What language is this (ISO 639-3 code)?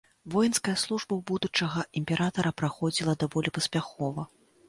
bel